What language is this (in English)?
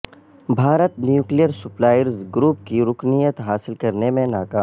Urdu